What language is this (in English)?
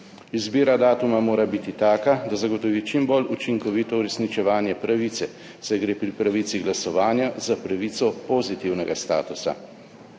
Slovenian